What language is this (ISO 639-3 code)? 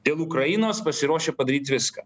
lit